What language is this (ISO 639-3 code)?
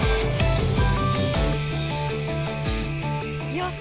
jpn